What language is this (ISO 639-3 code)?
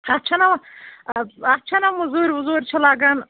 kas